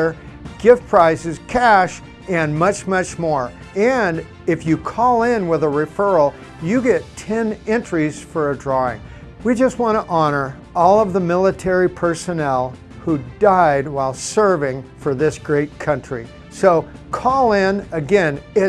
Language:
English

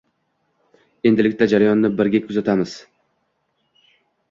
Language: Uzbek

